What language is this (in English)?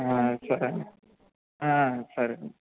Telugu